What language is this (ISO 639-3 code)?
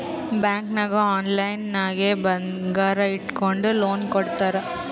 kan